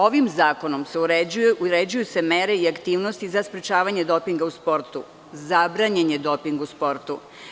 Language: Serbian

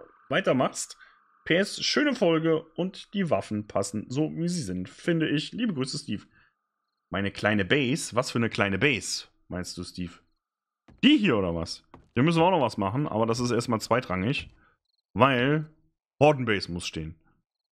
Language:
German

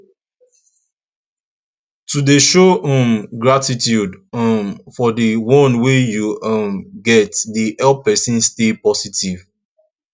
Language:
Nigerian Pidgin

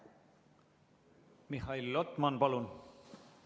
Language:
Estonian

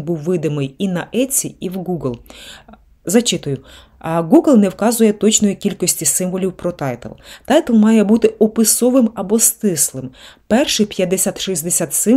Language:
Ukrainian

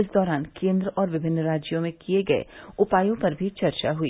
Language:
Hindi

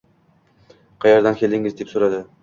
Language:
Uzbek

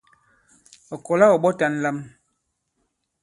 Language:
Bankon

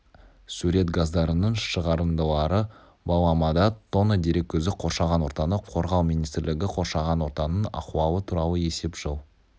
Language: Kazakh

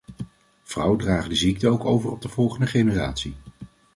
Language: Dutch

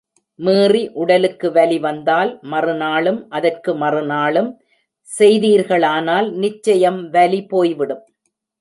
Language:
Tamil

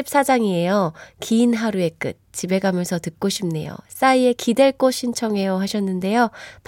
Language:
Korean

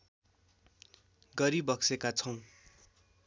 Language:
Nepali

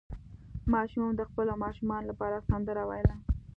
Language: Pashto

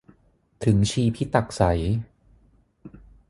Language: Thai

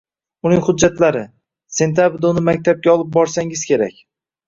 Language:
Uzbek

